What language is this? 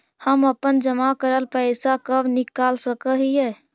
Magahi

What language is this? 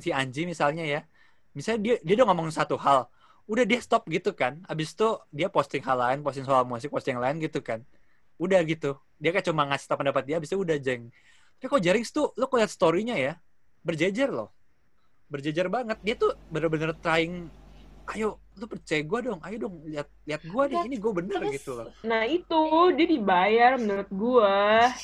Indonesian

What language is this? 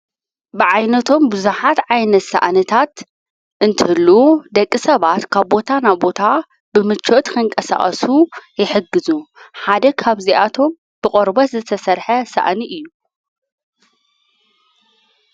Tigrinya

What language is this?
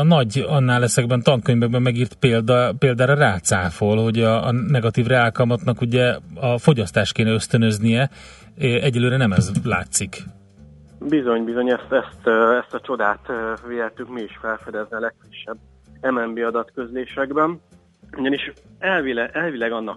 Hungarian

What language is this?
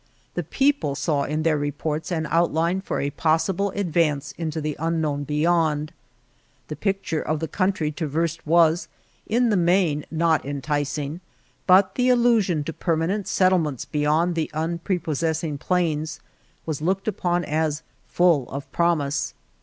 English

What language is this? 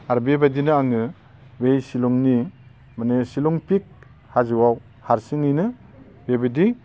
Bodo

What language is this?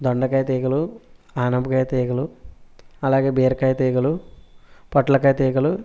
Telugu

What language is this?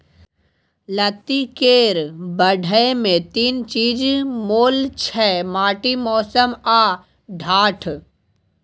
Maithili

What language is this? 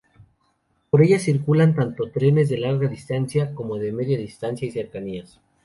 Spanish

